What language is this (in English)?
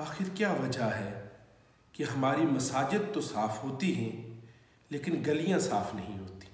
Hindi